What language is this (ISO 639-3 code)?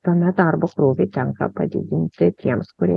lit